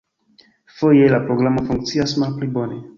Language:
Esperanto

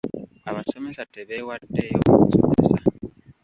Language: Ganda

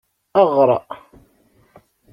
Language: Kabyle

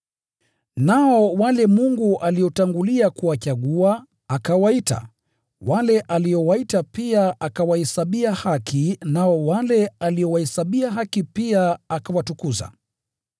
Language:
Swahili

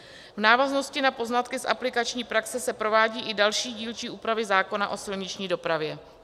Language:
Czech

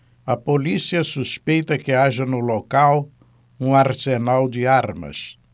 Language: Portuguese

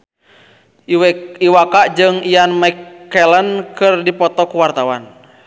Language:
Sundanese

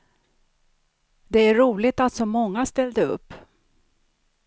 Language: Swedish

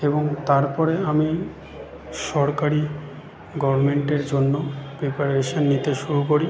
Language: Bangla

